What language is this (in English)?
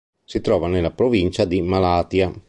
Italian